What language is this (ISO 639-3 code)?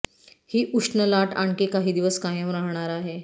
mar